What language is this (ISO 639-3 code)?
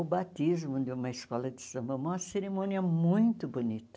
por